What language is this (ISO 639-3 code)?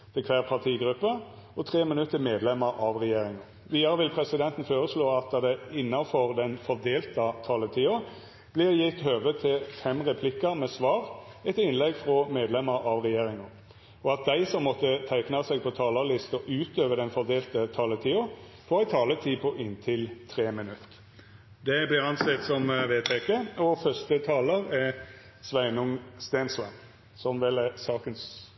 nor